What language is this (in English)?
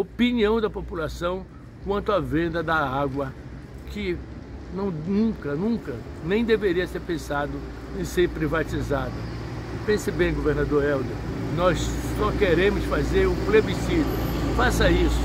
Portuguese